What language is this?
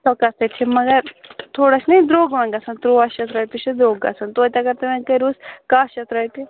Kashmiri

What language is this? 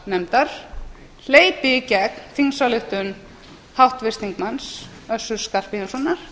Icelandic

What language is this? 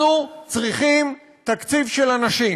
Hebrew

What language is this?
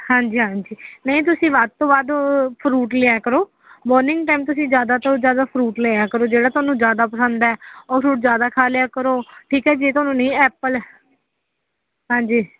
Punjabi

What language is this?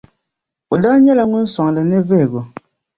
Dagbani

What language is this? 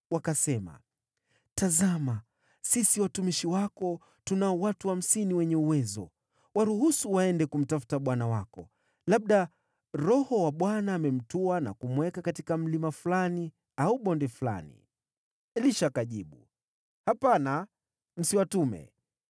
Swahili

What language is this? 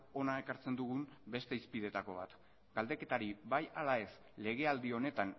Basque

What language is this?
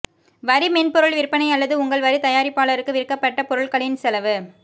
Tamil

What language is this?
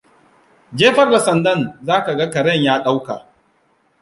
Hausa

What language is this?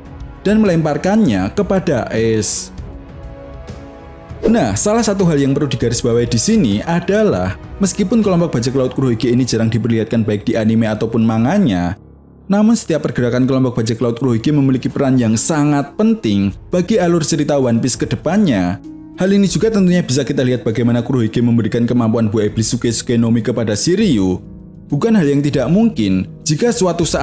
Indonesian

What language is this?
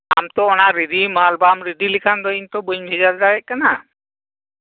Santali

